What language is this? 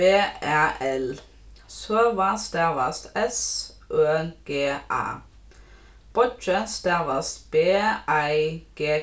Faroese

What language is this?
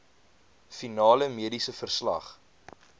Afrikaans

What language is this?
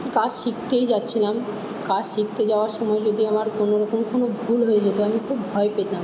Bangla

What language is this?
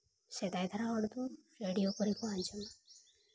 Santali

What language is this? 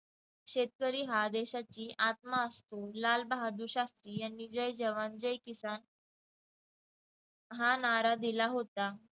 Marathi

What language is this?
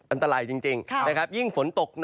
Thai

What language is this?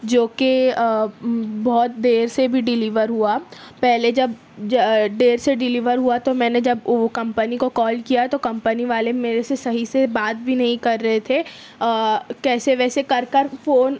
Urdu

